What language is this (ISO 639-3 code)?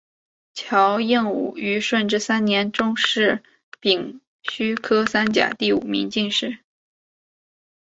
zho